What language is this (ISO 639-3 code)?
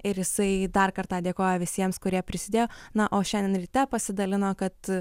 lit